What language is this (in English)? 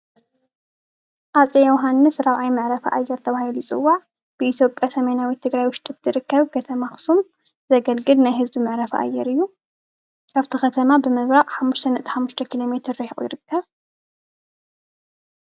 Tigrinya